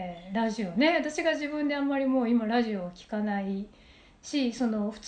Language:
Japanese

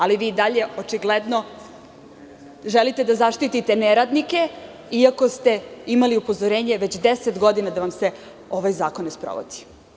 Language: Serbian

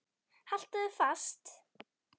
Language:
Icelandic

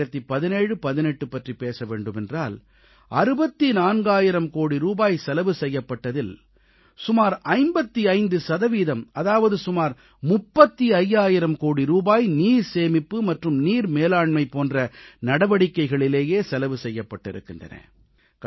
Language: Tamil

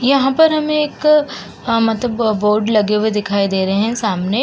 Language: Hindi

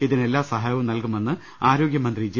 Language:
Malayalam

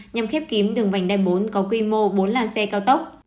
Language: Vietnamese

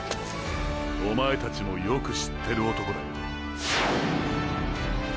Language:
Japanese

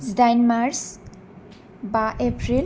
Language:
Bodo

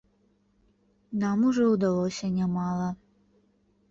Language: Belarusian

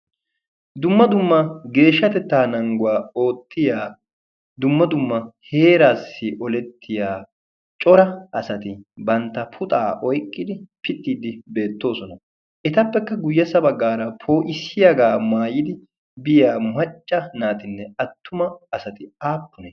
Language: Wolaytta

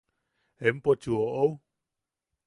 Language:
Yaqui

